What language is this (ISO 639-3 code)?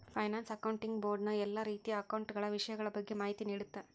kan